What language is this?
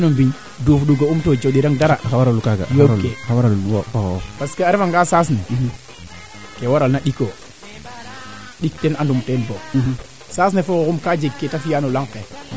Serer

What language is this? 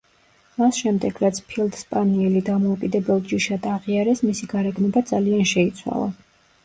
Georgian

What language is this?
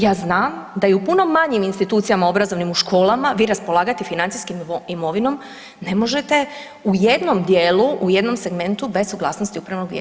Croatian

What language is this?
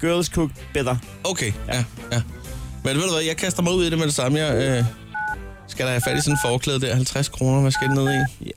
Danish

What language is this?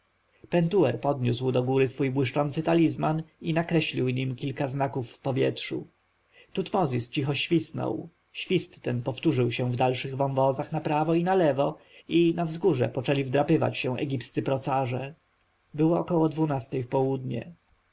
Polish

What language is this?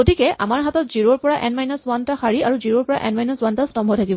Assamese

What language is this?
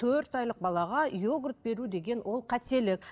Kazakh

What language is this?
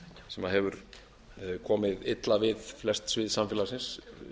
Icelandic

